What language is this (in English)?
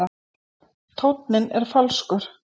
Icelandic